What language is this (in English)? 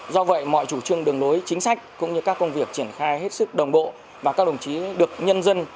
Vietnamese